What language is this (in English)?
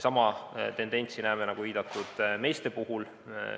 Estonian